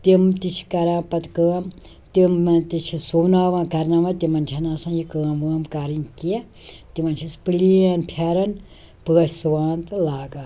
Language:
Kashmiri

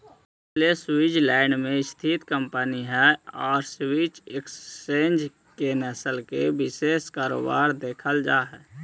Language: Magahi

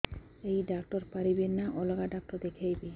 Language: Odia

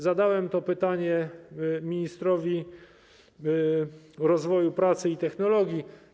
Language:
Polish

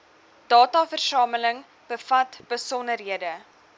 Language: Afrikaans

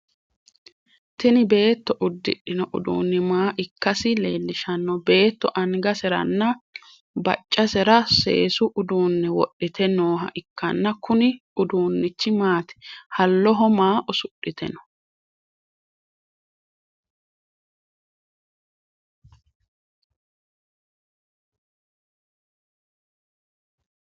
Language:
Sidamo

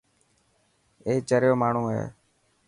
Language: Dhatki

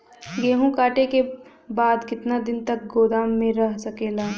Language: Bhojpuri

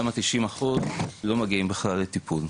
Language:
Hebrew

